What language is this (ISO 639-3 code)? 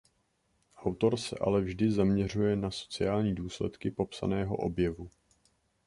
ces